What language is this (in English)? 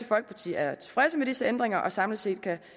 Danish